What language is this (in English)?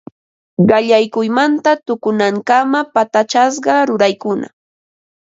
Ambo-Pasco Quechua